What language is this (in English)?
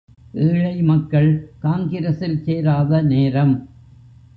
Tamil